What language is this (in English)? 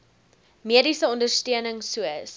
Afrikaans